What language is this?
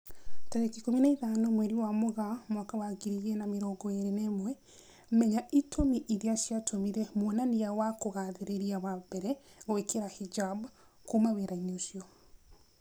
Kikuyu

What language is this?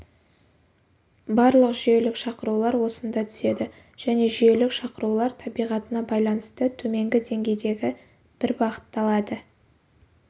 Kazakh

